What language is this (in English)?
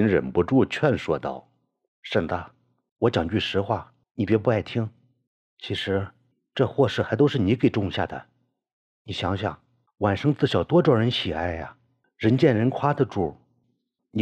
Chinese